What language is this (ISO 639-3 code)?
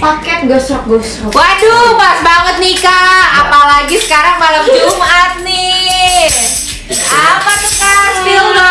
ind